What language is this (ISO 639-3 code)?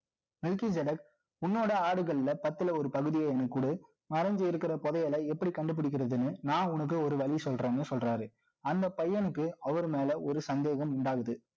tam